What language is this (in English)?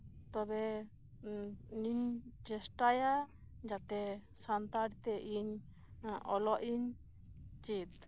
Santali